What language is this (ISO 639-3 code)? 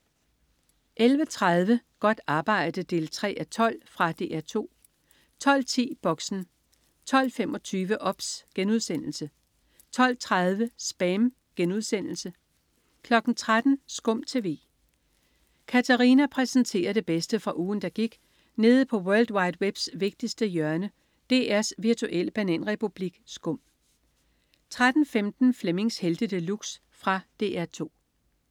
dan